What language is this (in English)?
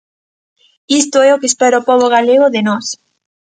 Galician